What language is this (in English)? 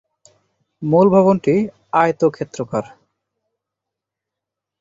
Bangla